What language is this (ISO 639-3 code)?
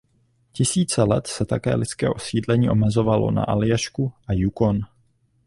ces